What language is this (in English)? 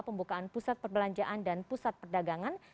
Indonesian